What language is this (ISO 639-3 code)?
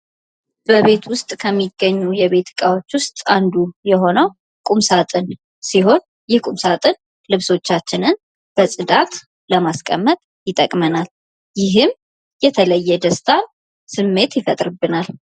amh